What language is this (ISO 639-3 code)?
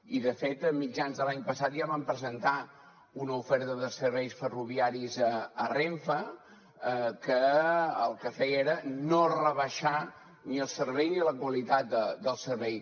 cat